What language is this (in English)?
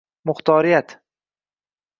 Uzbek